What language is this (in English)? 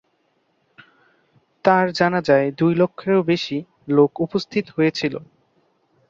Bangla